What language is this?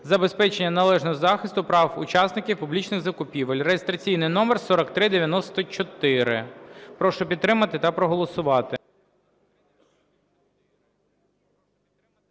Ukrainian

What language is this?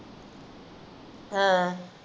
Punjabi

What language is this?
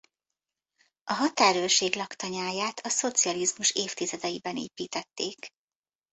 Hungarian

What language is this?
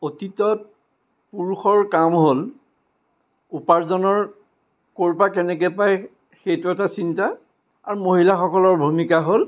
Assamese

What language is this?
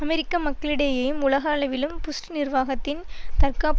Tamil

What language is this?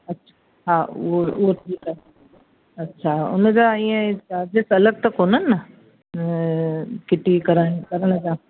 Sindhi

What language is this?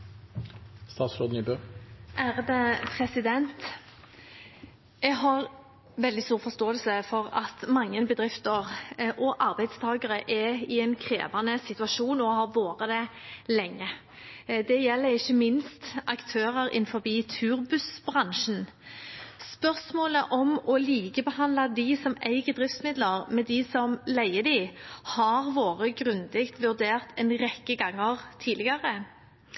Norwegian Bokmål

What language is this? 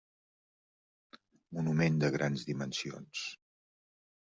Catalan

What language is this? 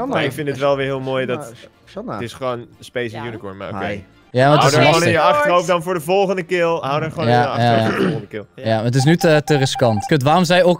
Dutch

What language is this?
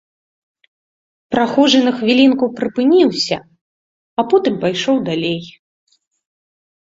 Belarusian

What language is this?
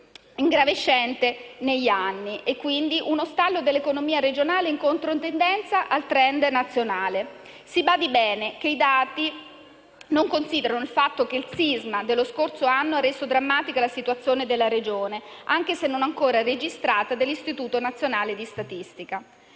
Italian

